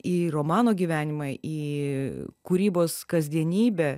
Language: Lithuanian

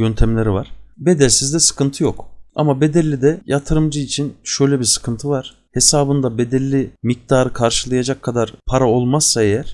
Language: Turkish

